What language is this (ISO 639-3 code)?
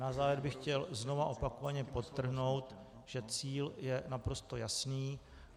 ces